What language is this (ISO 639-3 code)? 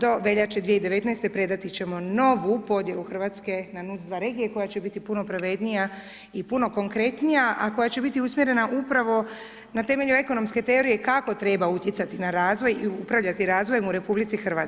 hrv